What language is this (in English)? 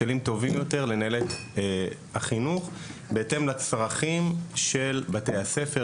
Hebrew